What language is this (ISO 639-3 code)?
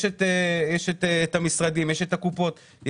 heb